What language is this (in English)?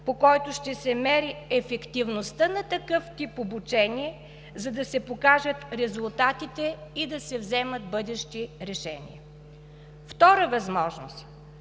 Bulgarian